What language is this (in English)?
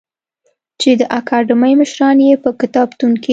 Pashto